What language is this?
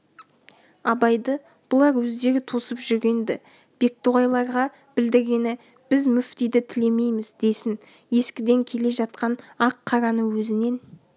Kazakh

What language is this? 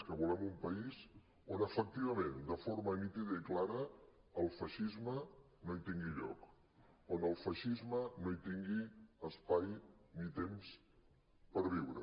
Catalan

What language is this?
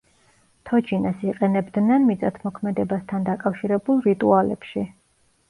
Georgian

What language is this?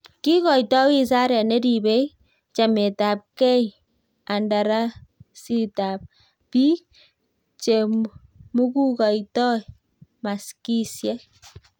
Kalenjin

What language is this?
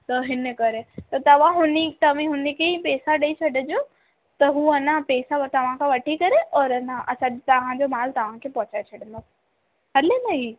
Sindhi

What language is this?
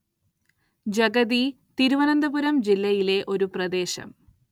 Malayalam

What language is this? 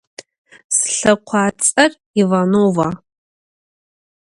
Adyghe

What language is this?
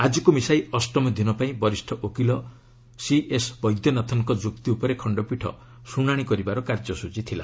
Odia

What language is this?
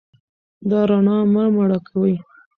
Pashto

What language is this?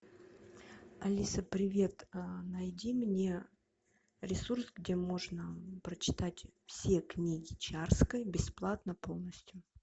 Russian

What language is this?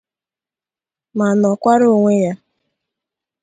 Igbo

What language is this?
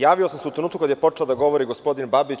Serbian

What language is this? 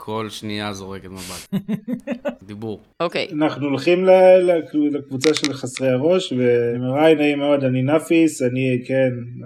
Hebrew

